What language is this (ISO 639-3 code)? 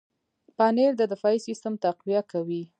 pus